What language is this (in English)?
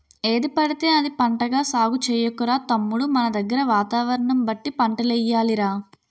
Telugu